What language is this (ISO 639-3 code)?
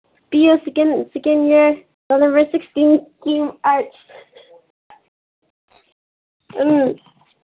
mni